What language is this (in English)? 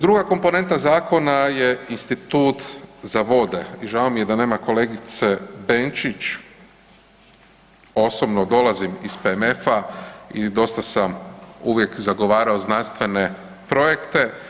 Croatian